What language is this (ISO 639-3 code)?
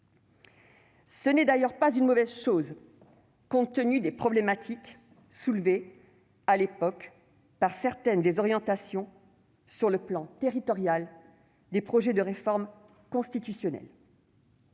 fra